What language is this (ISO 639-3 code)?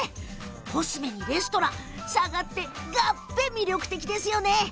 jpn